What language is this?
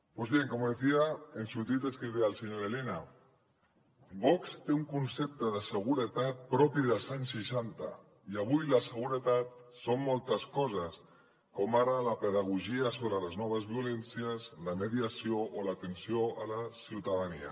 Catalan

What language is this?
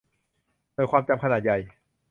Thai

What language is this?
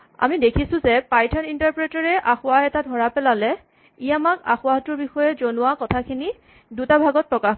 Assamese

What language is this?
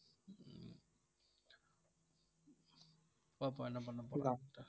Tamil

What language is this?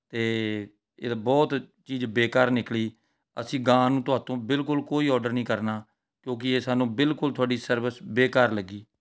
Punjabi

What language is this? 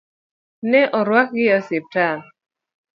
Luo (Kenya and Tanzania)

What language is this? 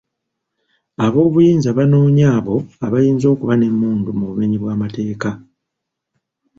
Ganda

